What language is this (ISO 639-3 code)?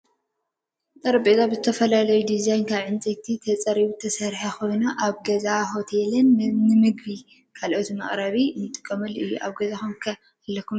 tir